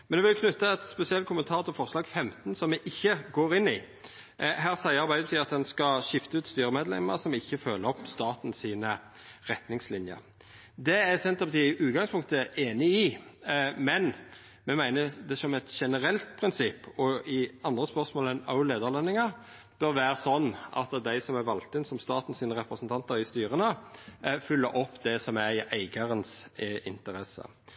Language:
Norwegian Nynorsk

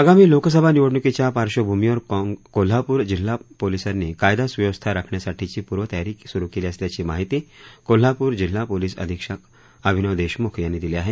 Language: Marathi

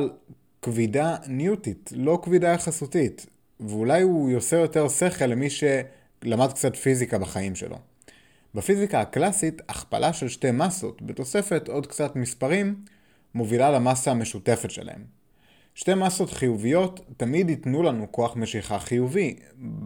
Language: Hebrew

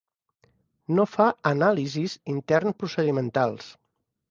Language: Catalan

